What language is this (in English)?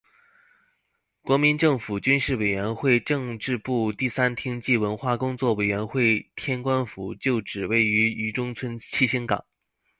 Chinese